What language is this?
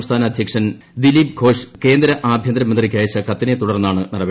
Malayalam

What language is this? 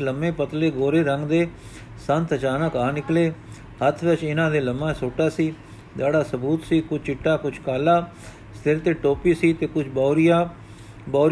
Punjabi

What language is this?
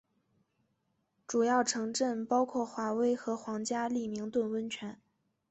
Chinese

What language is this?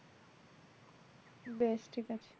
Bangla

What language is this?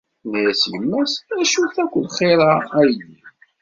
Kabyle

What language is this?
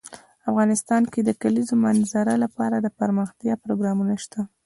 Pashto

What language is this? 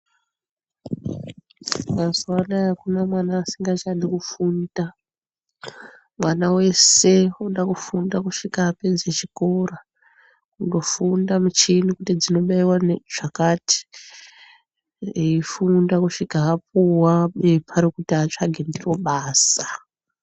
Ndau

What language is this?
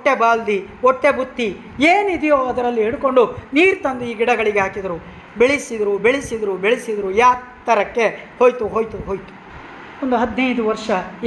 Kannada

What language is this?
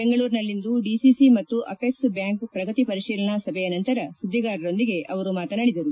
Kannada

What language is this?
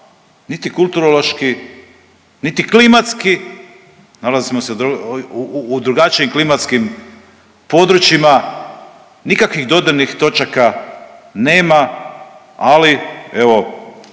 Croatian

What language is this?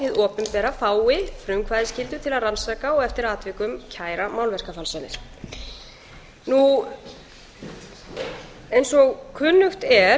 Icelandic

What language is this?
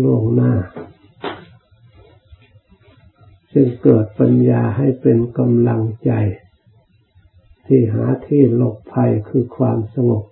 Thai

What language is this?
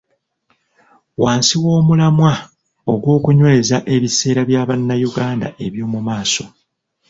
Ganda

